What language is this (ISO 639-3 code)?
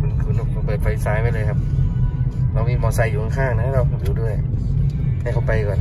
tha